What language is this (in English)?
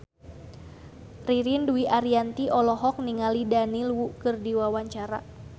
Sundanese